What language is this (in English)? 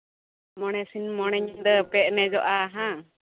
Santali